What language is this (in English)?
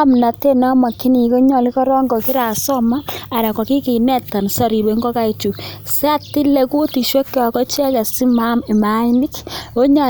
Kalenjin